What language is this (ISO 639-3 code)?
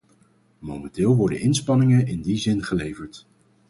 nld